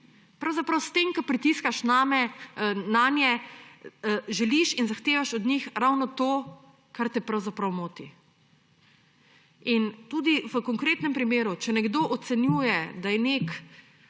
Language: Slovenian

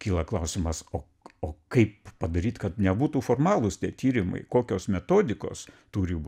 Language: Lithuanian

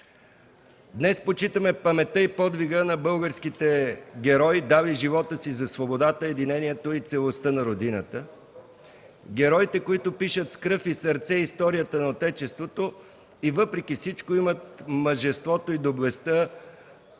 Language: Bulgarian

